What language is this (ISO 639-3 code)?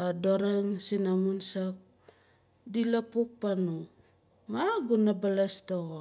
nal